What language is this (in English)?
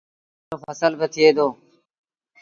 Sindhi Bhil